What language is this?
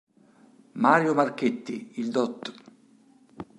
Italian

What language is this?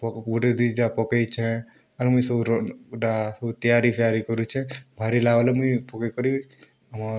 Odia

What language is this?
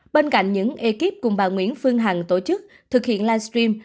Vietnamese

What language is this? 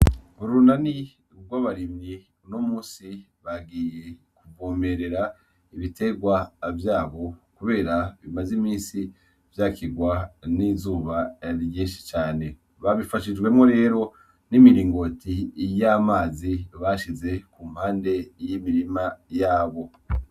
Rundi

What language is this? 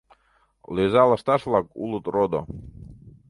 Mari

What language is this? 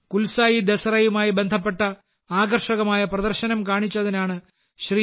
Malayalam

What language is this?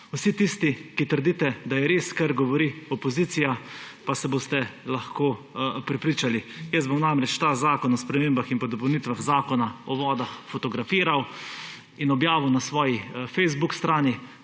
Slovenian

